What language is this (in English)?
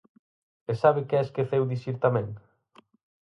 Galician